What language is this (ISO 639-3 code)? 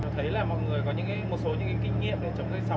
vie